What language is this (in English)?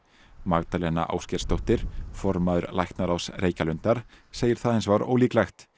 Icelandic